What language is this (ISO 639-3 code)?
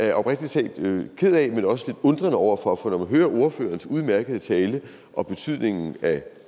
dan